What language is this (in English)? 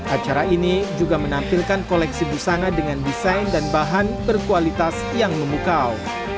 Indonesian